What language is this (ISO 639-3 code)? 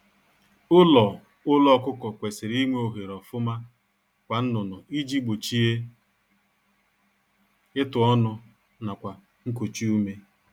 ibo